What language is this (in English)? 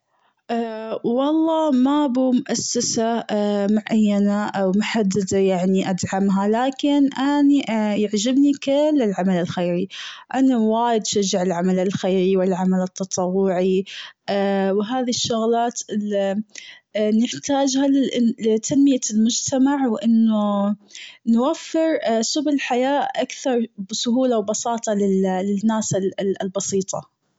Gulf Arabic